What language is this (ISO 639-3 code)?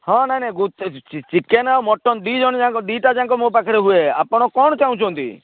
ori